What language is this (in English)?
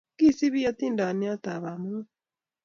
Kalenjin